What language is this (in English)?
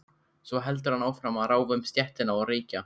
Icelandic